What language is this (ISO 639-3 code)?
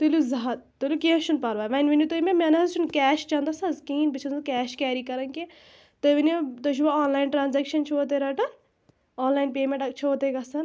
kas